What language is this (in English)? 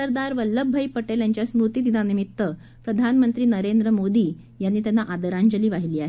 Marathi